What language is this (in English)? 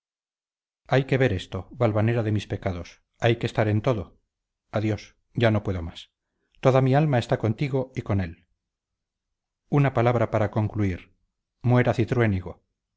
Spanish